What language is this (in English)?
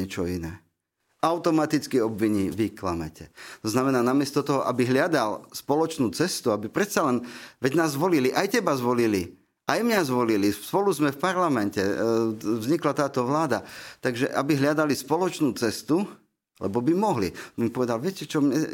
Slovak